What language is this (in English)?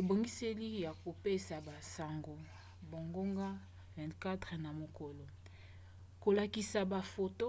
Lingala